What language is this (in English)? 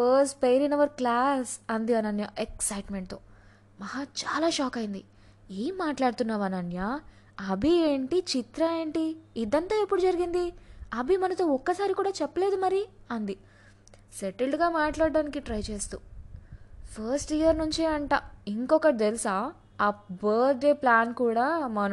Telugu